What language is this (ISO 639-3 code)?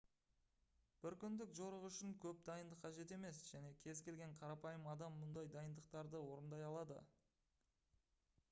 kaz